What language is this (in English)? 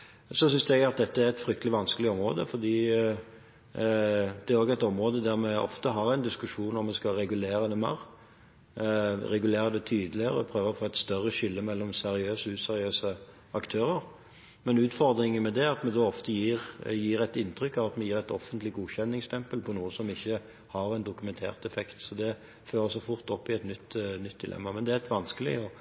Norwegian Bokmål